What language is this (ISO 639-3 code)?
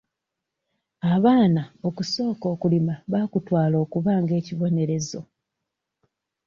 lug